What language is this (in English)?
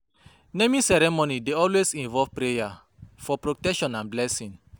Nigerian Pidgin